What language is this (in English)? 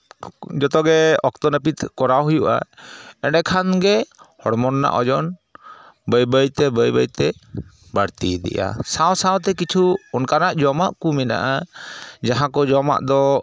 Santali